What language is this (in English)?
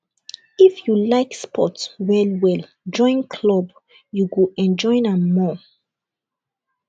Nigerian Pidgin